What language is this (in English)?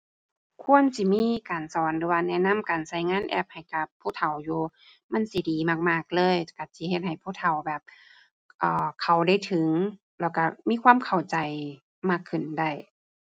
Thai